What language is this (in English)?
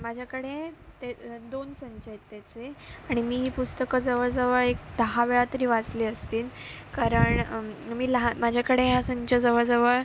Marathi